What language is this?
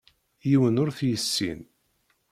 Kabyle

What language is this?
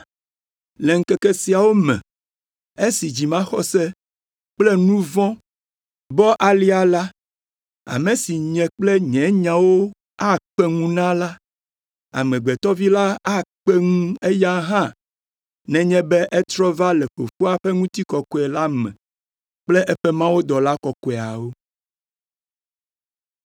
Ewe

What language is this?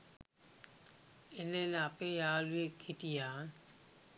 Sinhala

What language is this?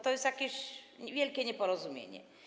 Polish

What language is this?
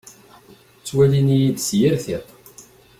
Kabyle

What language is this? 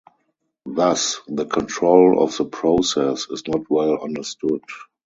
English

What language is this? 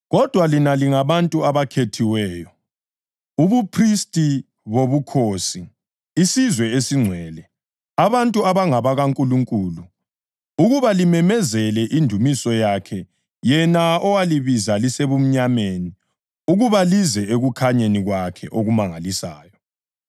North Ndebele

